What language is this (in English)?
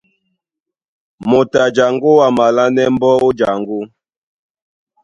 Duala